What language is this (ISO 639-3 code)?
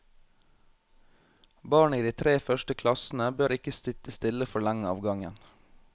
nor